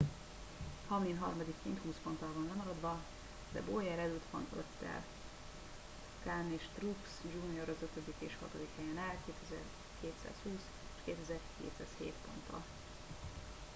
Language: Hungarian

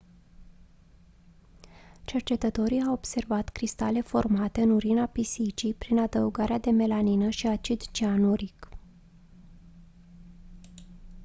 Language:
Romanian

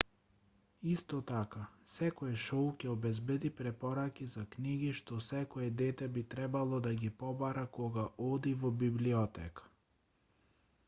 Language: Macedonian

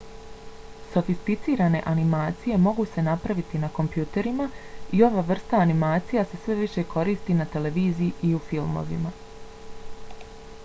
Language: Bosnian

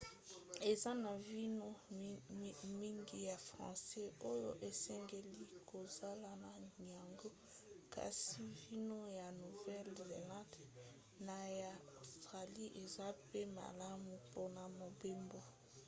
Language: Lingala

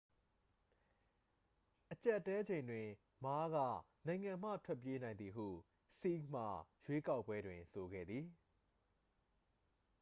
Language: Burmese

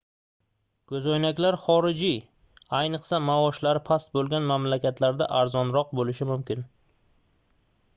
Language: Uzbek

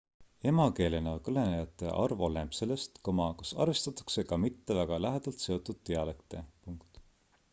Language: Estonian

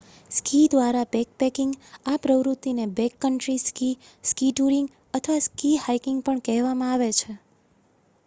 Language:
Gujarati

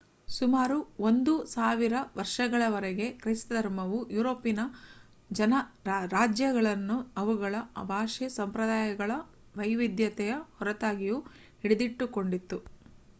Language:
Kannada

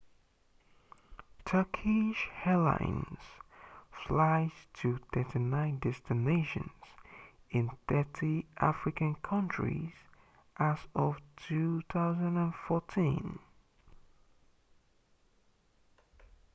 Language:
English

